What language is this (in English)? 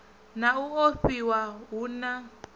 Venda